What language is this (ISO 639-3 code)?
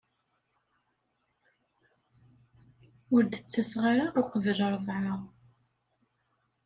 kab